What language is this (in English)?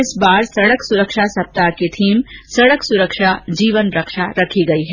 Hindi